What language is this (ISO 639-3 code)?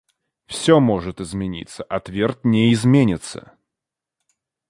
rus